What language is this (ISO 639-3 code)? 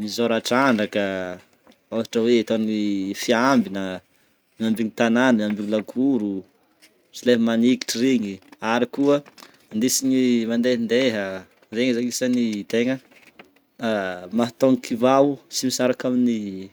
bmm